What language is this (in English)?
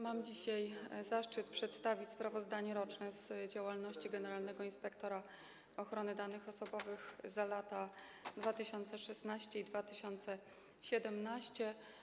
Polish